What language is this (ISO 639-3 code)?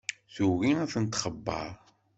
kab